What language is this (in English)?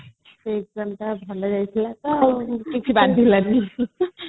Odia